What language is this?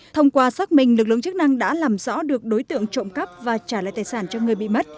Vietnamese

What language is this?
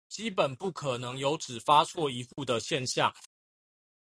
Chinese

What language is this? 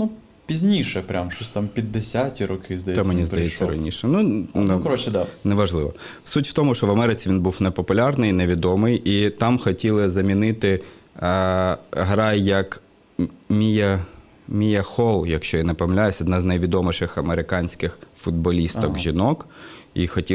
Ukrainian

